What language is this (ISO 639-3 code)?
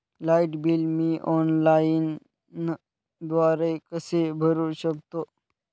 mar